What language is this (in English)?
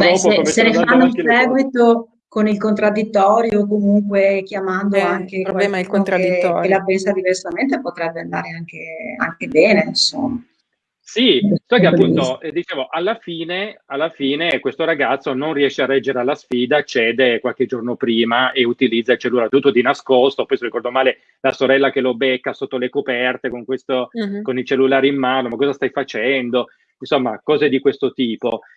Italian